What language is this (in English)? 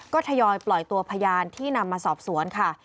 Thai